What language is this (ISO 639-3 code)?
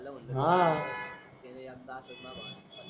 mar